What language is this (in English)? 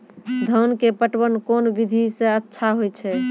Maithili